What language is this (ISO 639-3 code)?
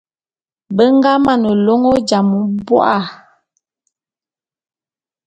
bum